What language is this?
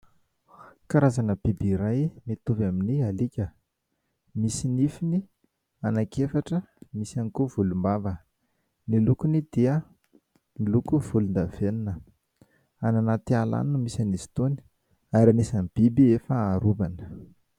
Malagasy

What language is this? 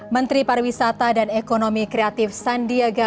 Indonesian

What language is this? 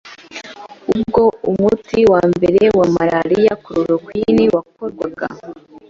Kinyarwanda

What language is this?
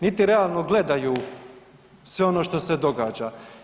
Croatian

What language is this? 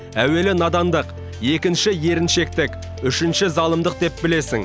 Kazakh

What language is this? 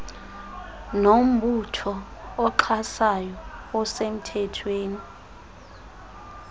Xhosa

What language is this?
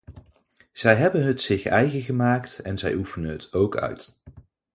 Dutch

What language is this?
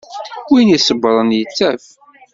Kabyle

